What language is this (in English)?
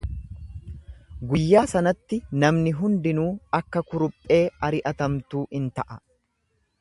Oromo